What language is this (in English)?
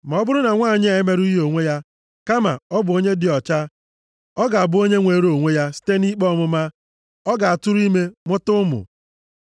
Igbo